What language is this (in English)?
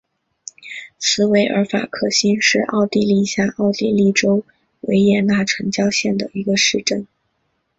Chinese